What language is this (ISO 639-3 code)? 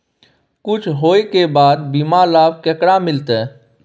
mai